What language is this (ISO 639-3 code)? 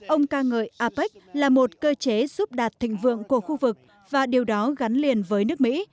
vie